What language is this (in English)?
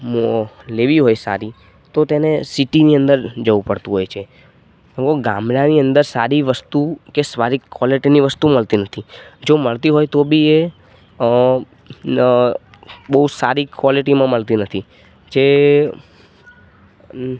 Gujarati